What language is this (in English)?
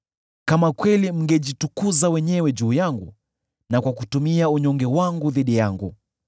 Swahili